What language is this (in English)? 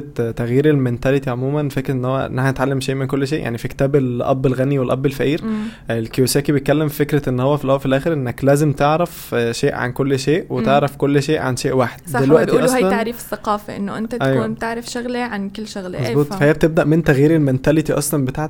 Arabic